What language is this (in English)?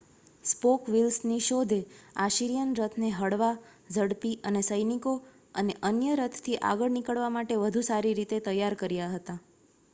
Gujarati